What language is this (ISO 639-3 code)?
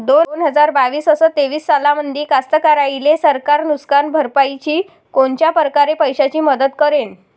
mar